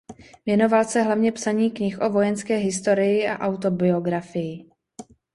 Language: Czech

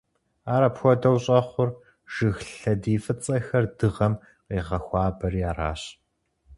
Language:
Kabardian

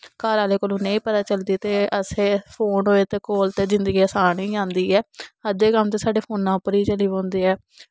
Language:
Dogri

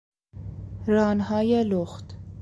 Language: Persian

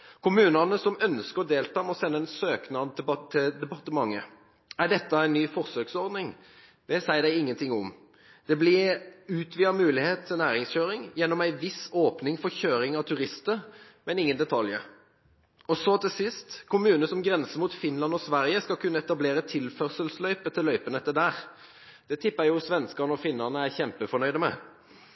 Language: Norwegian Bokmål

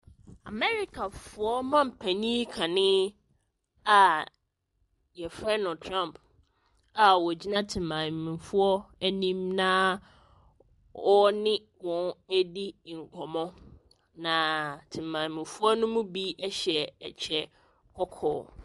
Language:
Akan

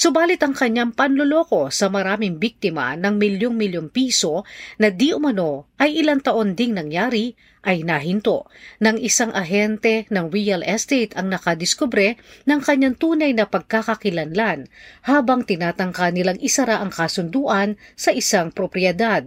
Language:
Filipino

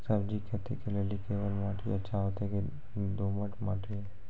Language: Maithili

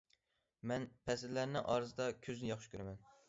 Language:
Uyghur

